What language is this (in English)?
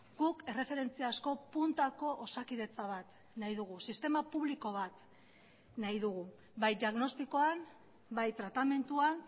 Basque